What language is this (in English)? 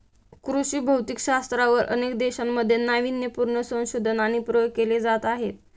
Marathi